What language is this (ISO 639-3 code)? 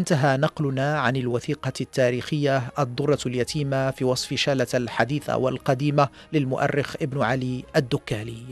ara